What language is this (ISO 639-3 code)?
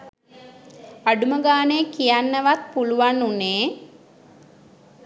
sin